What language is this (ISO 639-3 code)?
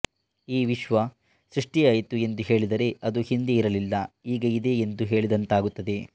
kan